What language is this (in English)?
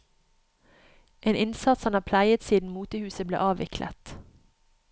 Norwegian